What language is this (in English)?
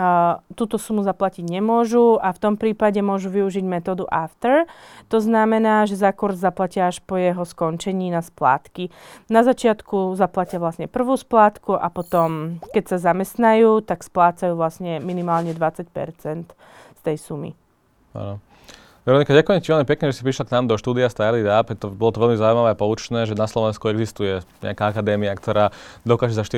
Slovak